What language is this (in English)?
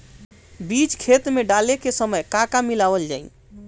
Bhojpuri